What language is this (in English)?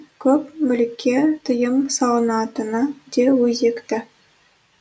Kazakh